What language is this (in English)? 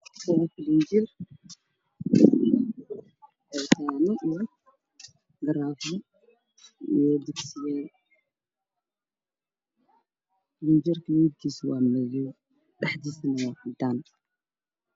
Somali